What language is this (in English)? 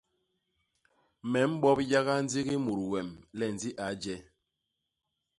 Basaa